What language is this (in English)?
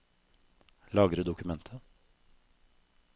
Norwegian